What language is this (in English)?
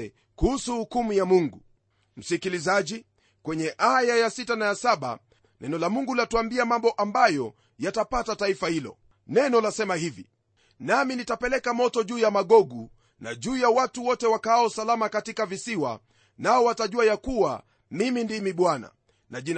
Swahili